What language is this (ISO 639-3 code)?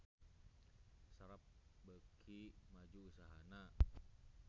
sun